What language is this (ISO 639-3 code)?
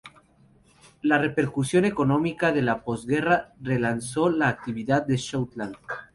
spa